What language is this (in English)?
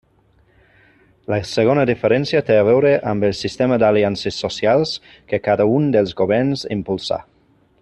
Catalan